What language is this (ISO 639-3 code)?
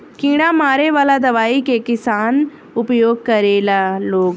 bho